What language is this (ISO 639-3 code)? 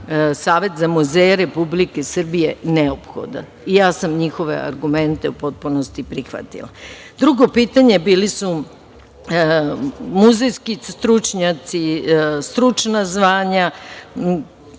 srp